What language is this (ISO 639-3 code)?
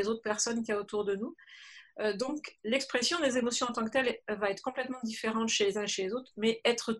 fra